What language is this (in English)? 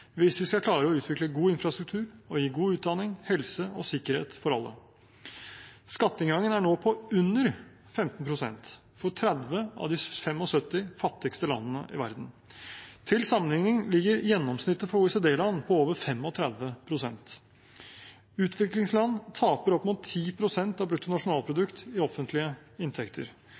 Norwegian Bokmål